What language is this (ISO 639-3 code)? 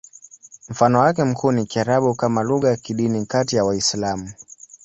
swa